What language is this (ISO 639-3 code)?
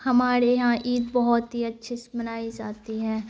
urd